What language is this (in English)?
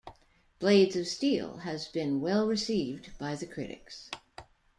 English